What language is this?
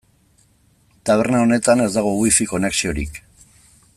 Basque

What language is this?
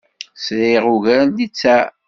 Kabyle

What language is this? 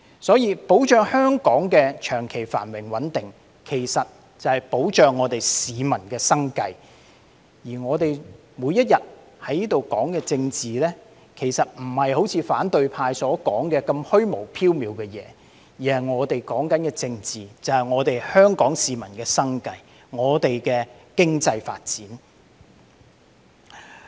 Cantonese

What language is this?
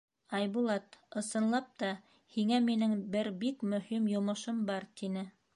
Bashkir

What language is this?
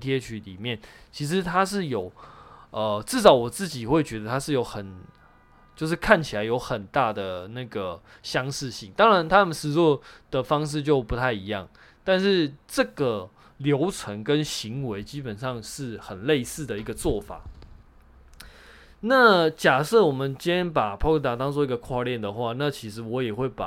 Chinese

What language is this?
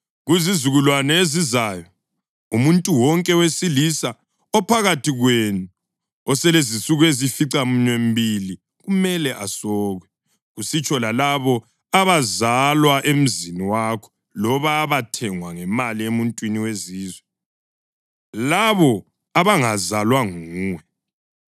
North Ndebele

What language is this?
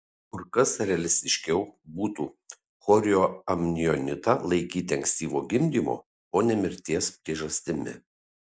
Lithuanian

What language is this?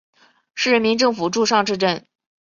Chinese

